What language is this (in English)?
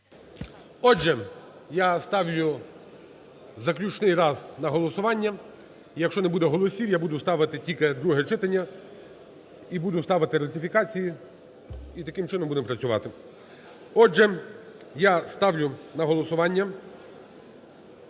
Ukrainian